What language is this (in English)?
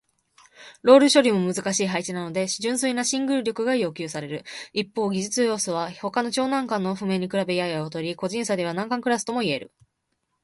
Japanese